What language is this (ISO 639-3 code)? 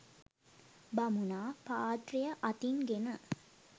sin